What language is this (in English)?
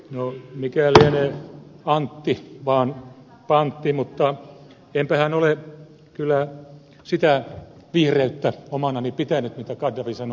Finnish